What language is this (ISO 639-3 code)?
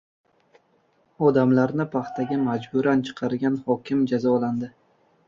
uzb